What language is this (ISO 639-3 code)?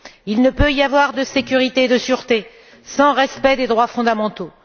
fra